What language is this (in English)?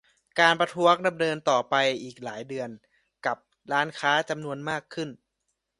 Thai